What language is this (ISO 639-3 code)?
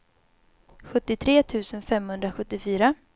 swe